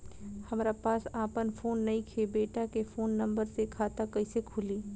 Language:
Bhojpuri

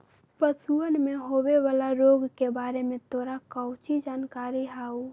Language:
Magahi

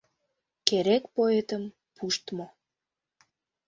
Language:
Mari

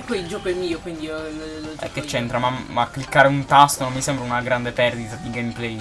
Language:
Italian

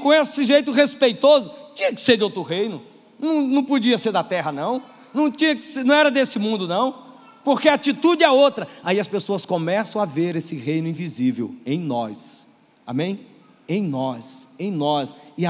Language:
Portuguese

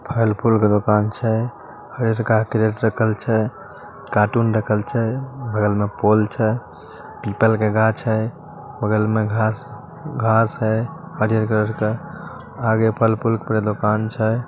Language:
Magahi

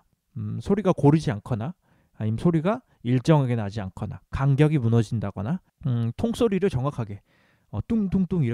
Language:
Korean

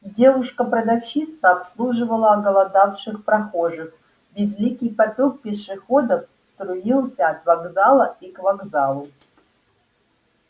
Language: Russian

